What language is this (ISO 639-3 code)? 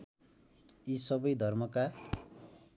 nep